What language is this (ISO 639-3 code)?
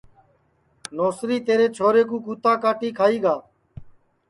ssi